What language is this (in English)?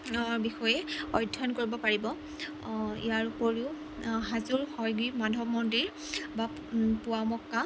Assamese